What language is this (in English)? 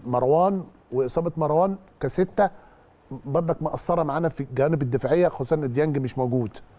Arabic